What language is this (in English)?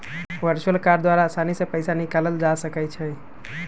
Magahi